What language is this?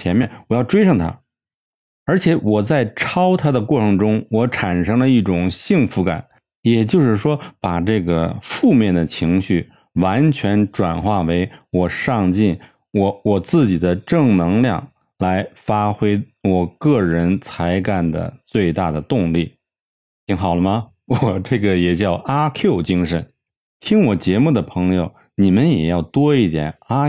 Chinese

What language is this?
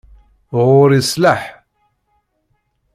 Kabyle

